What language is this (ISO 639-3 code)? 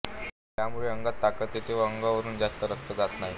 mar